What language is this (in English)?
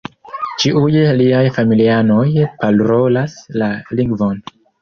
Esperanto